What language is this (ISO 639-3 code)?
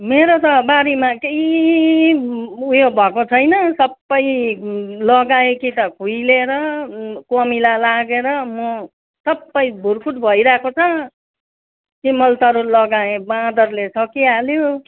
nep